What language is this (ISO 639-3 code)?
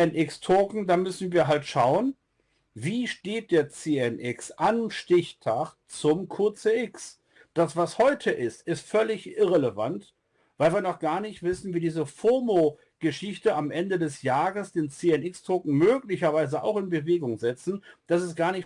deu